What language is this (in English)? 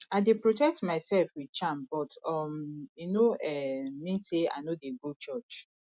Nigerian Pidgin